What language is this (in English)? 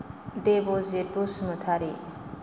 Bodo